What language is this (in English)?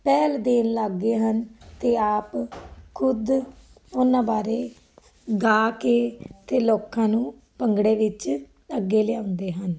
Punjabi